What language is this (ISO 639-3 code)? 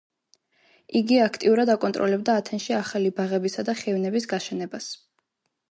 kat